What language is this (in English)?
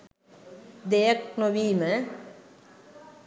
Sinhala